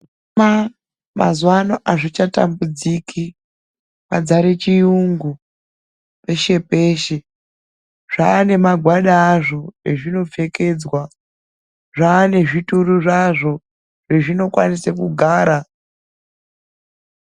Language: Ndau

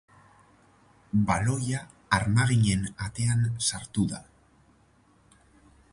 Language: Basque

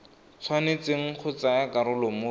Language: Tswana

